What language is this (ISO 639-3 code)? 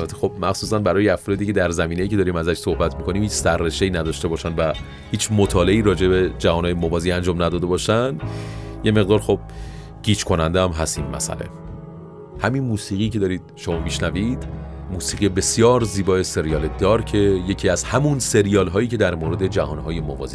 fas